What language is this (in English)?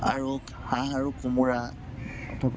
Assamese